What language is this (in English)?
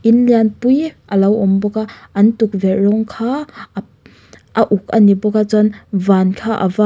Mizo